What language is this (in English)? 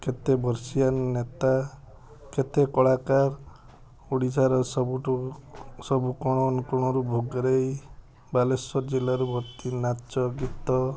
Odia